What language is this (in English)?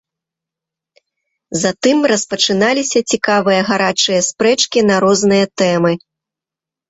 Belarusian